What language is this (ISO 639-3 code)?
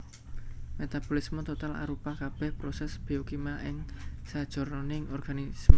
jav